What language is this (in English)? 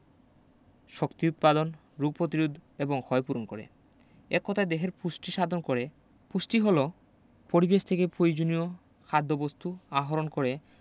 Bangla